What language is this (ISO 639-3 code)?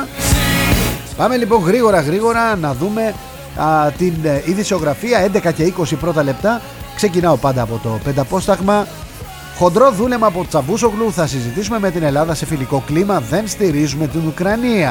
ell